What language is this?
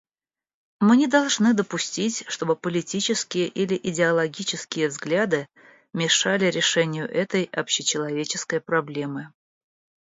Russian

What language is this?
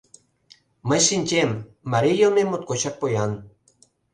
Mari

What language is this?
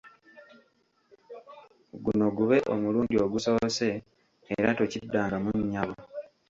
Ganda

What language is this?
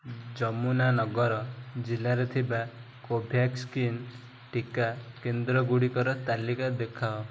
Odia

